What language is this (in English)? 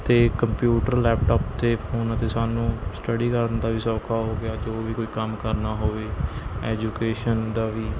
Punjabi